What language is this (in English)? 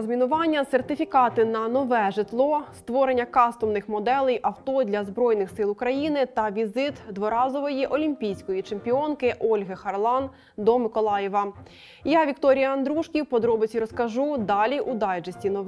Ukrainian